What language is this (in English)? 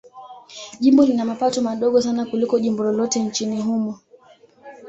Swahili